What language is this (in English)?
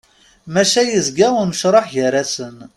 Kabyle